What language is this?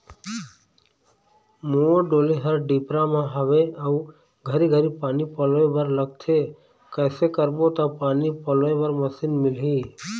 Chhattisgarhi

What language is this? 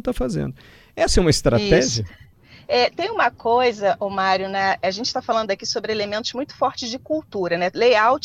Portuguese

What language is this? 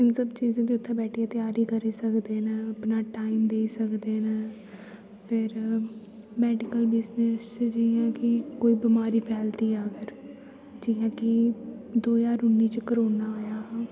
Dogri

